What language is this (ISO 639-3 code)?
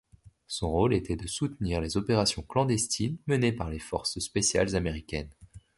fra